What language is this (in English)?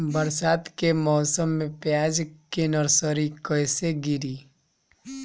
Bhojpuri